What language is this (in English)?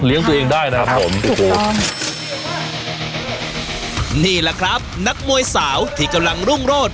Thai